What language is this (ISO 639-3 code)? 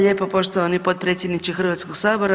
hrv